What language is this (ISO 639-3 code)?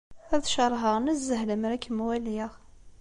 kab